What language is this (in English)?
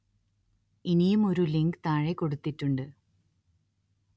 Malayalam